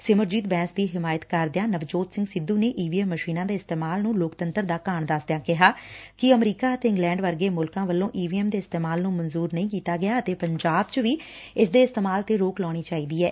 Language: Punjabi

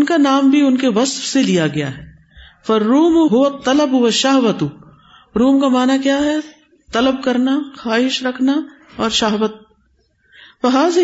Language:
Urdu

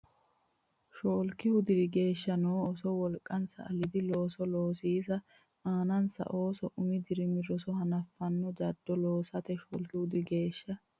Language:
Sidamo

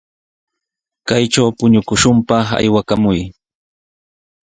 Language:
Sihuas Ancash Quechua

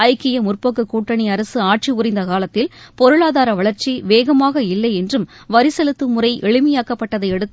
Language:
Tamil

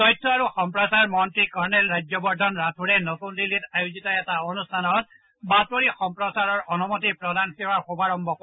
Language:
Assamese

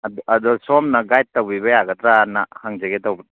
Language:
Manipuri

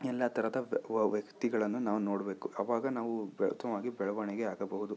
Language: Kannada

